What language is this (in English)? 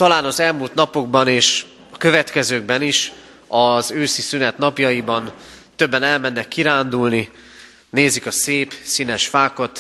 Hungarian